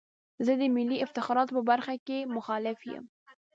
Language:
Pashto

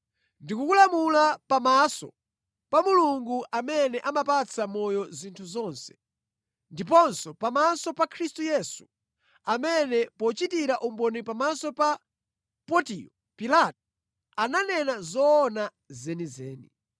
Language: Nyanja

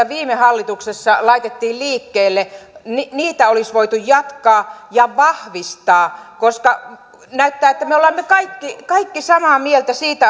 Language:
Finnish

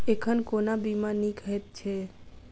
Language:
Maithili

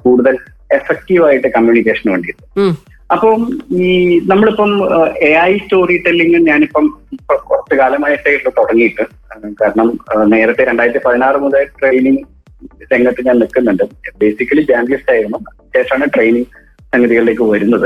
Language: Malayalam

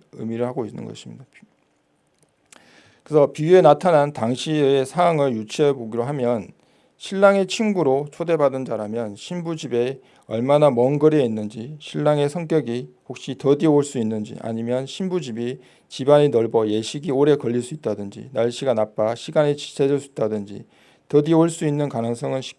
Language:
Korean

